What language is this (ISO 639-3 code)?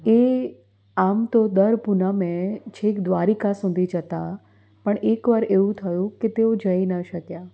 guj